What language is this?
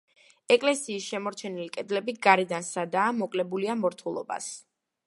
Georgian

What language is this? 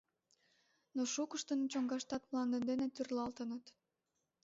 Mari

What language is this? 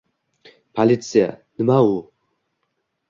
Uzbek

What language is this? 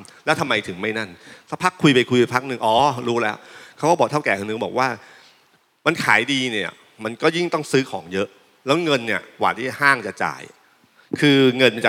Thai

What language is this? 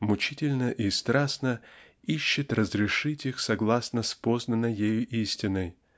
Russian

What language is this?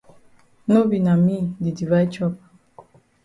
Cameroon Pidgin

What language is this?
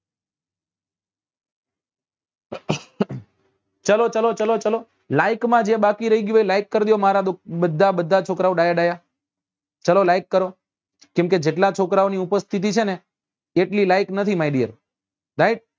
Gujarati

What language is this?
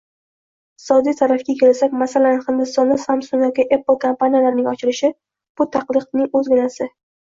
Uzbek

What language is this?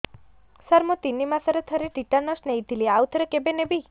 Odia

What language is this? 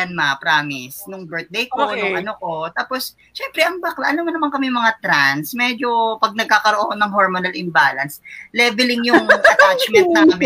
Filipino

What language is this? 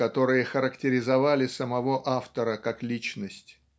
Russian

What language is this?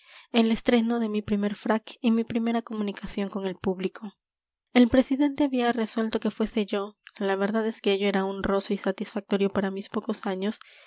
Spanish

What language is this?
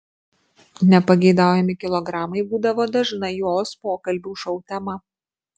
Lithuanian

